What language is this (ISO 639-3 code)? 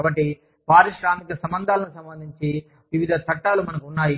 tel